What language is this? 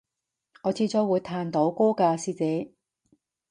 Cantonese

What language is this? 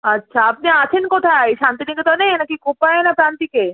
Bangla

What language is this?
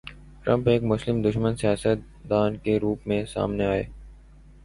Urdu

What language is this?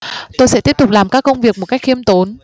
Vietnamese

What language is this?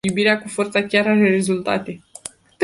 Romanian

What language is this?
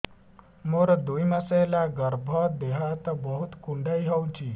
Odia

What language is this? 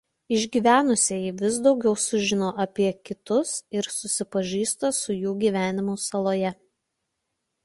Lithuanian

